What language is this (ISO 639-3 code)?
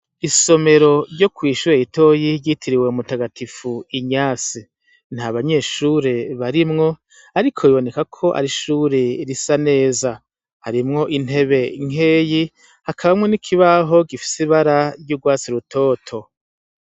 run